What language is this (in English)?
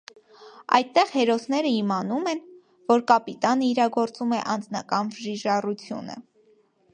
Armenian